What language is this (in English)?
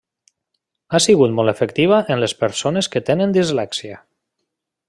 Catalan